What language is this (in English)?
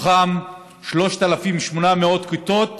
Hebrew